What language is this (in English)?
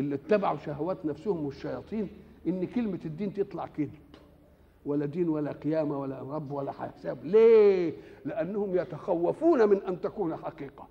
Arabic